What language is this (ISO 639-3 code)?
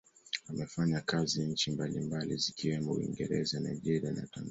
swa